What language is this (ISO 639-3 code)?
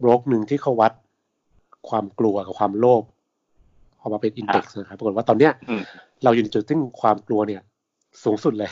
tha